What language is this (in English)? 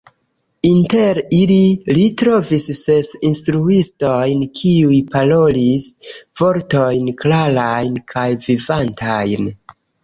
Esperanto